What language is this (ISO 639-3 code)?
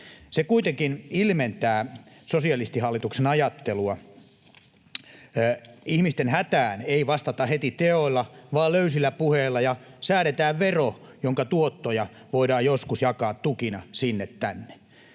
fin